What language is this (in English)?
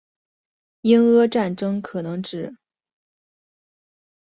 Chinese